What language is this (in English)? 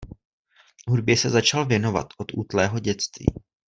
Czech